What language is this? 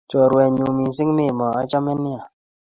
Kalenjin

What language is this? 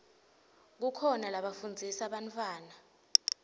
Swati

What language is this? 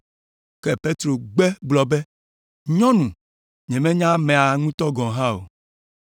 Ewe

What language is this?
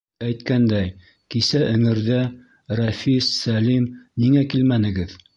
Bashkir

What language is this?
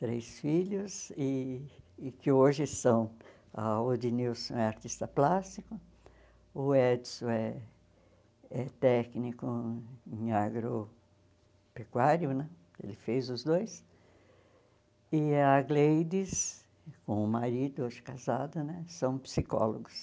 Portuguese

